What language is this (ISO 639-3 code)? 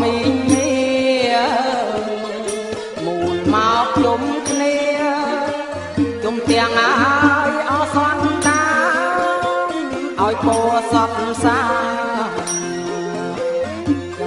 ind